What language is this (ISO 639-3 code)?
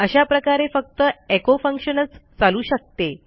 mar